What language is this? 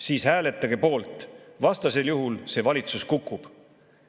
Estonian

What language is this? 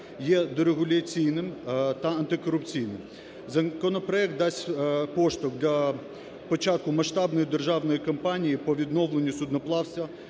Ukrainian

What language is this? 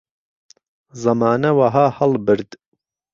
Central Kurdish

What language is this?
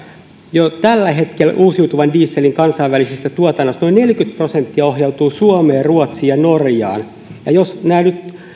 Finnish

